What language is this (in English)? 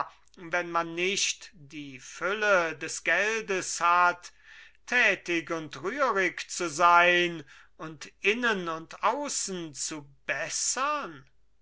German